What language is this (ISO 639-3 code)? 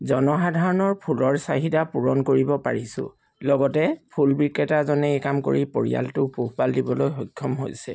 asm